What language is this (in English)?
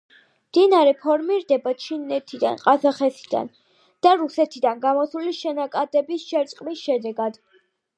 Georgian